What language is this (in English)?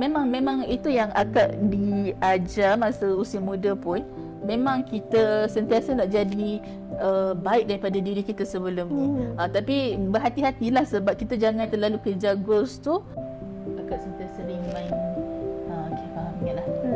Malay